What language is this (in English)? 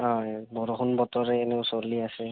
Assamese